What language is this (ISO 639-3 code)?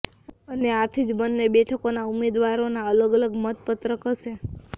guj